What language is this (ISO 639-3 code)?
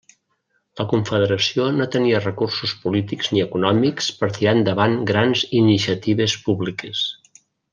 cat